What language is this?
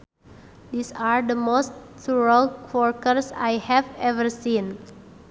Sundanese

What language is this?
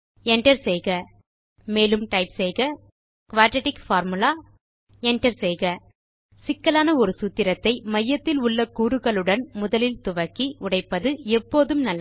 Tamil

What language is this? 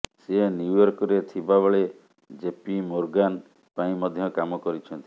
Odia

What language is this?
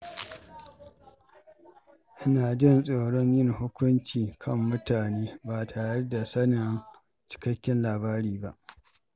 Hausa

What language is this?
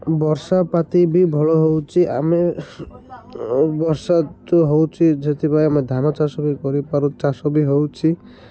Odia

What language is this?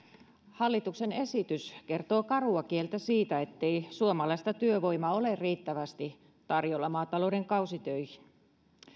Finnish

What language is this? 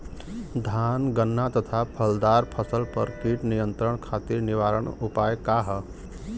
Bhojpuri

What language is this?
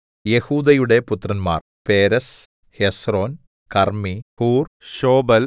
Malayalam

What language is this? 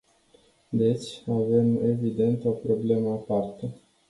Romanian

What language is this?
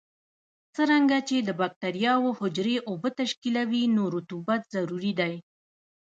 Pashto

